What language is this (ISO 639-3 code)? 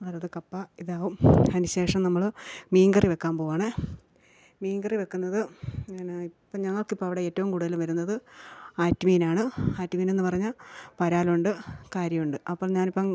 mal